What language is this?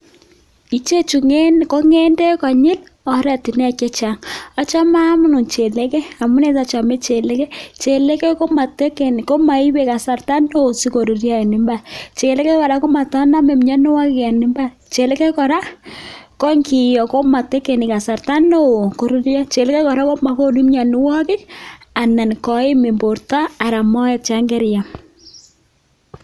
Kalenjin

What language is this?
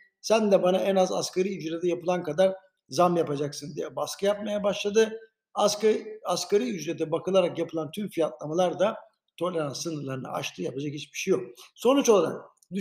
Turkish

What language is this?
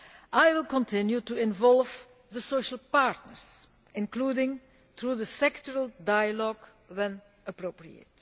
English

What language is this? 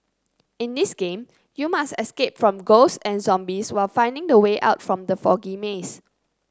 English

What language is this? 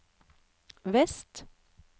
Norwegian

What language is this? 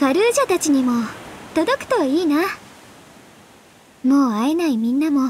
Japanese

